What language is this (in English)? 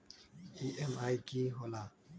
Magahi